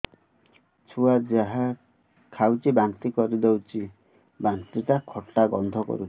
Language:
Odia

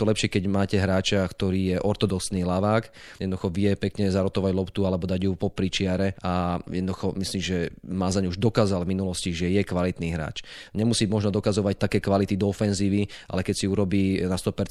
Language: Slovak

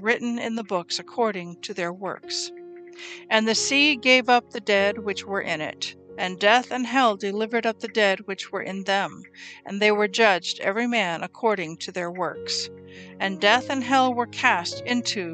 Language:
English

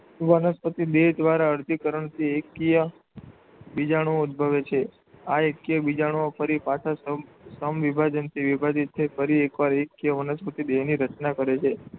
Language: Gujarati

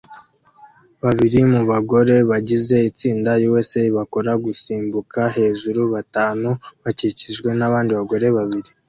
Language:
Kinyarwanda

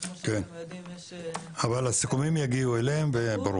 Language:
Hebrew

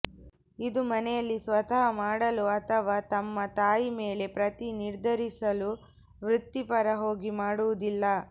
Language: Kannada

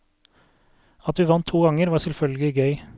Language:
Norwegian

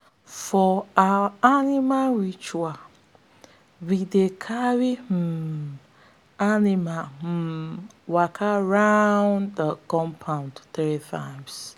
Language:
Nigerian Pidgin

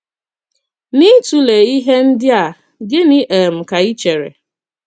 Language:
Igbo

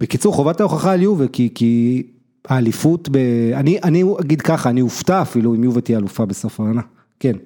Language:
Hebrew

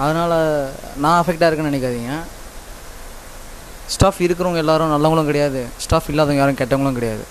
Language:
Tamil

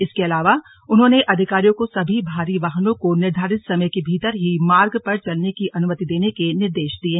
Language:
Hindi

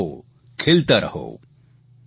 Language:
Gujarati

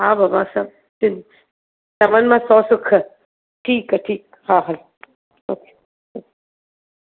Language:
Sindhi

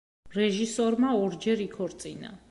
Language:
Georgian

